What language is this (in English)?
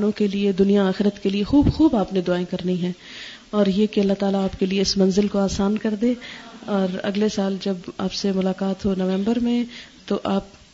Urdu